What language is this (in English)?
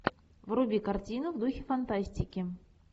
Russian